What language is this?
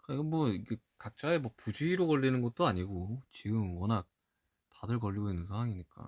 Korean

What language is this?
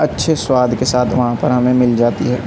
Urdu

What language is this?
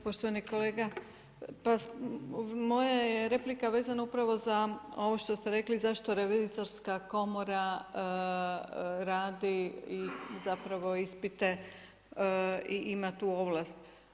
Croatian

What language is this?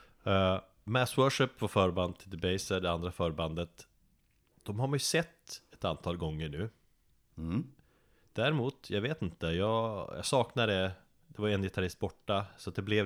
Swedish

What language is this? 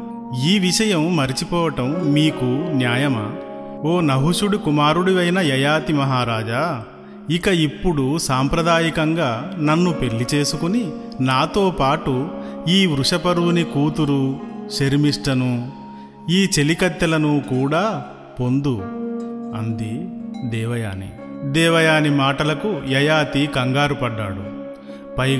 Telugu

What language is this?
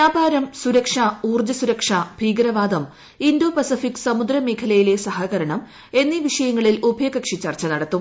Malayalam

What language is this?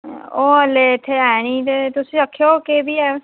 Dogri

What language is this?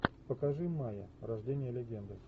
Russian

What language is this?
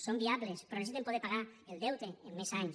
Catalan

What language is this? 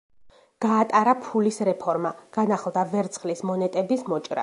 Georgian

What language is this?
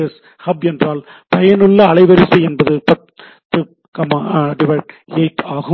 Tamil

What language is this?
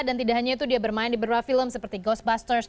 Indonesian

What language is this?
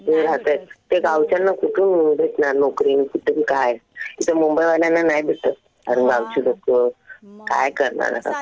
Marathi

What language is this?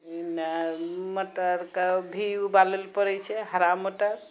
Maithili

